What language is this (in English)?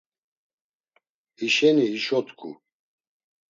Laz